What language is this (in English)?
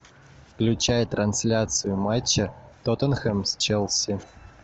Russian